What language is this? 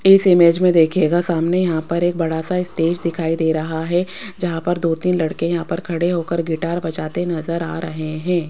Hindi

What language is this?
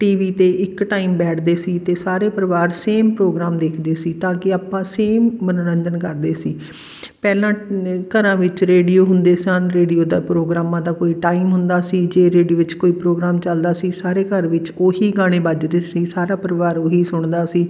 Punjabi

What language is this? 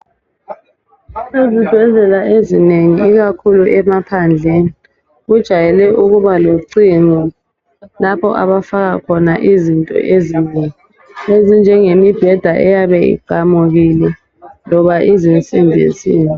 North Ndebele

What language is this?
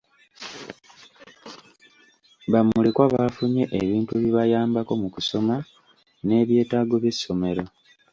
Ganda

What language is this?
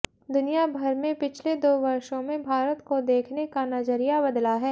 Hindi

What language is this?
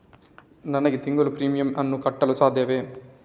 Kannada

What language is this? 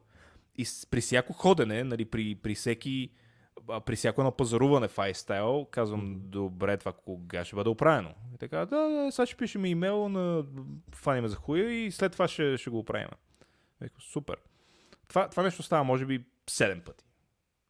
Bulgarian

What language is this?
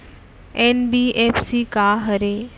Chhattisgarhi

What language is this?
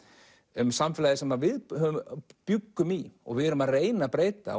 Icelandic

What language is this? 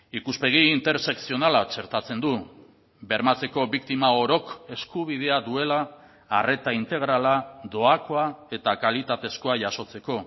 Basque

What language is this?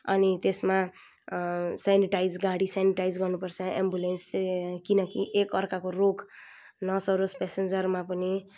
Nepali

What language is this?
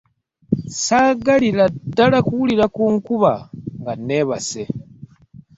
Ganda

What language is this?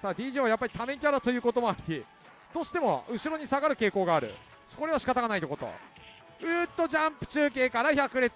Japanese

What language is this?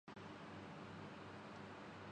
Urdu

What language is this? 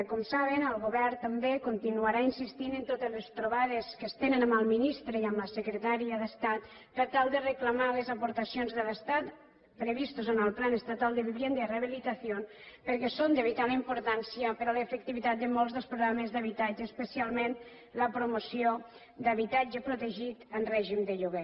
Catalan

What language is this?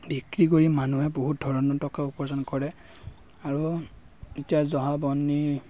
Assamese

